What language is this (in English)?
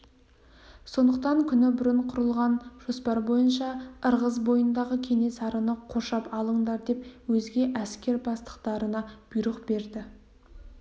Kazakh